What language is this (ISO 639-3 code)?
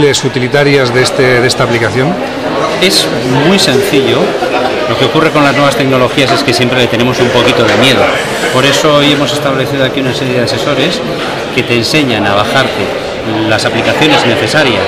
spa